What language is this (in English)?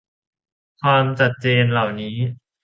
Thai